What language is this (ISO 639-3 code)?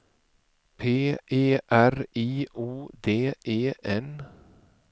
swe